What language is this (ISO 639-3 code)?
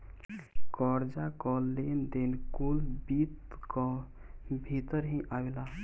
bho